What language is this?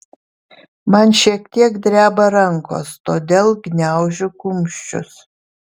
Lithuanian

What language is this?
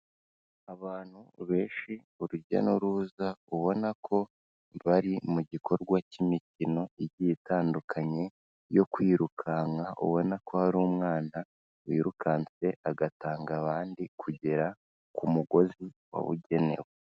Kinyarwanda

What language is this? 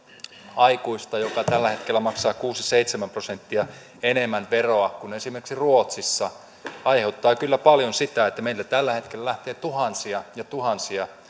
Finnish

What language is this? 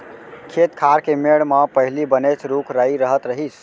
Chhattisgarhi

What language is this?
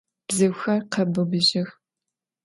Adyghe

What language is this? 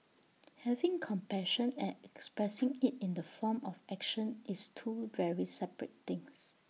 English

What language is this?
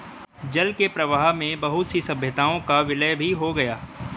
Hindi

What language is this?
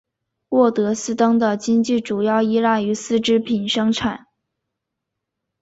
Chinese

